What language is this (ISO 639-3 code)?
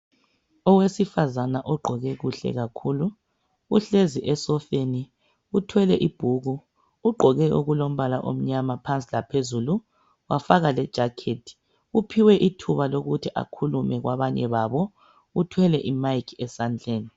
nde